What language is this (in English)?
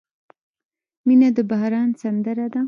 Pashto